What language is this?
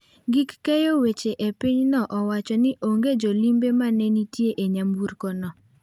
Luo (Kenya and Tanzania)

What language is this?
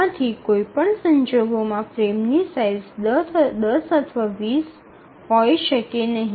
Gujarati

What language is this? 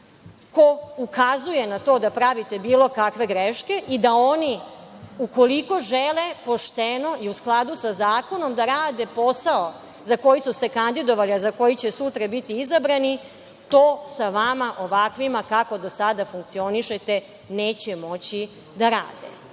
Serbian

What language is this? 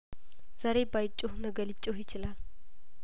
Amharic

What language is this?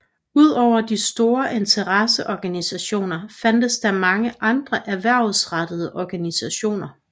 Danish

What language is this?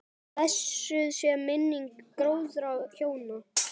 Icelandic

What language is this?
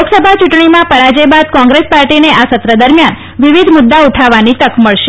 Gujarati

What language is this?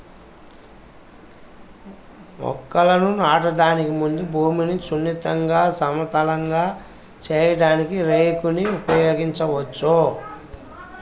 Telugu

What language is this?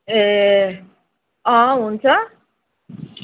Nepali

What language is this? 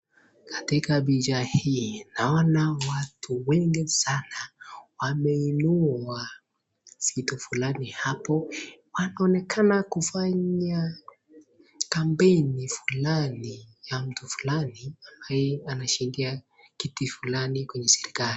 Swahili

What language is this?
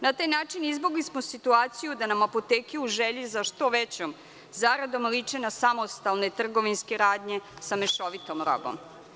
Serbian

